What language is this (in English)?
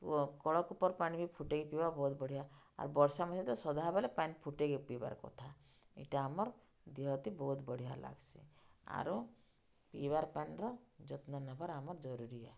Odia